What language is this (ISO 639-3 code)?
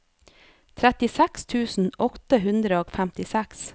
nor